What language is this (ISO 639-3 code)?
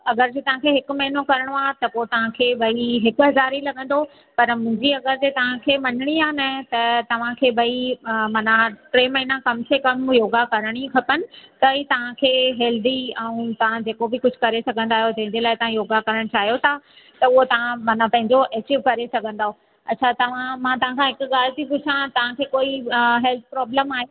snd